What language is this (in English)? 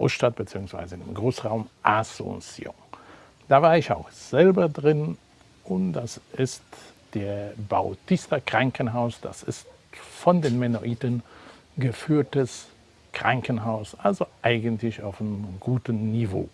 German